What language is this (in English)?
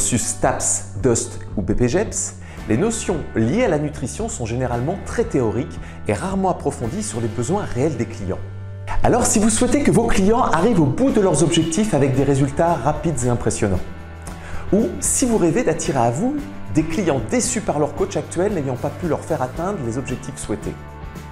French